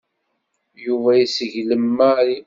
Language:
Kabyle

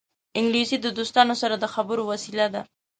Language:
Pashto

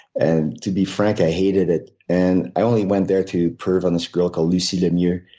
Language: English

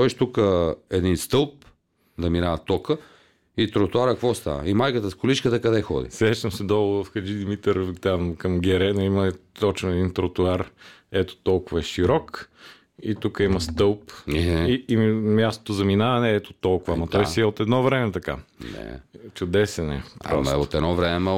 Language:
Bulgarian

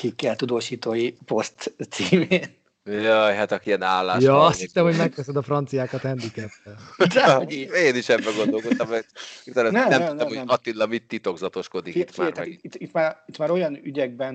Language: Hungarian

